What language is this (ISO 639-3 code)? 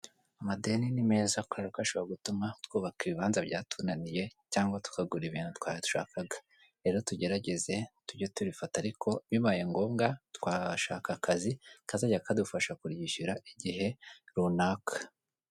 kin